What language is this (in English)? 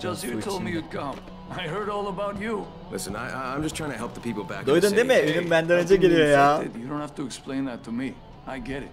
Turkish